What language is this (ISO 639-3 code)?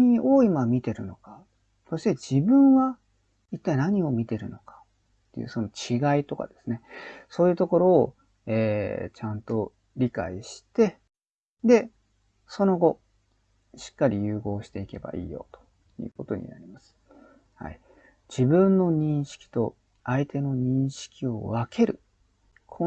jpn